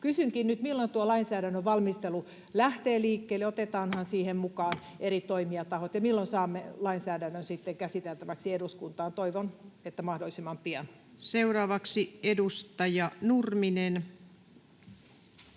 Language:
Finnish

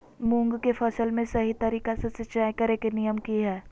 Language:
Magahi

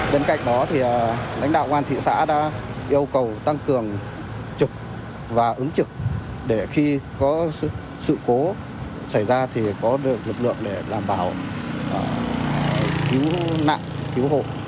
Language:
Vietnamese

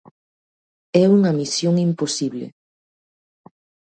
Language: Galician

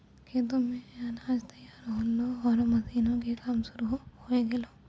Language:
Maithili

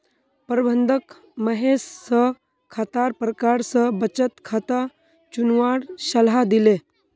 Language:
Magahi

